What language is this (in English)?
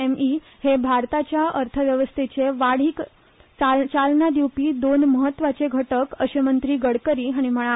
Konkani